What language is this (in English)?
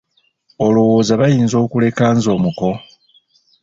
Ganda